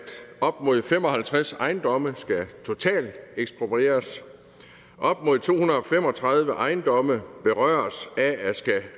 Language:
Danish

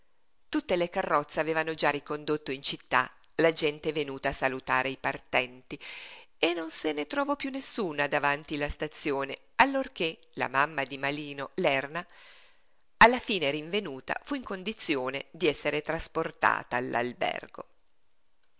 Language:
Italian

